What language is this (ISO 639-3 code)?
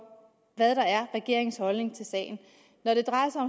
dan